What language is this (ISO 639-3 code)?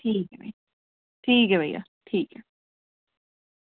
doi